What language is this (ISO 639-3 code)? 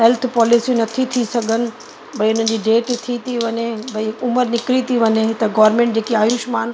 snd